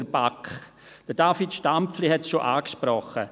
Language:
Swiss German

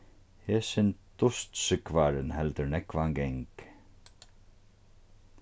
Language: Faroese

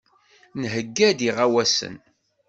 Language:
Kabyle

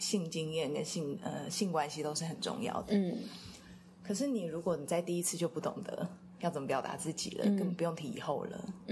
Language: Chinese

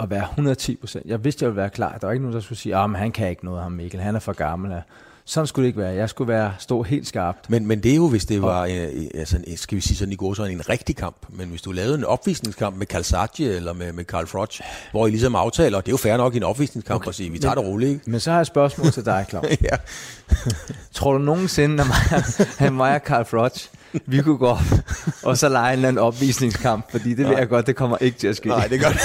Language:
Danish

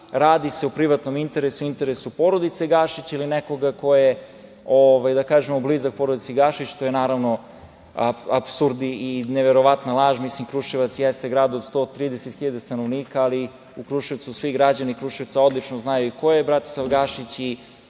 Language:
Serbian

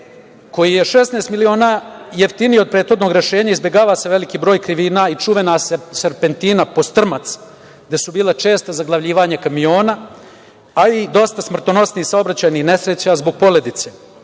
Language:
Serbian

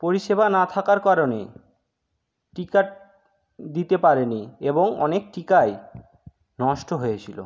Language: Bangla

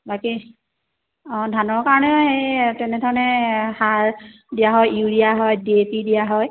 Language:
Assamese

